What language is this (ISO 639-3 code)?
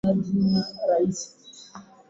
swa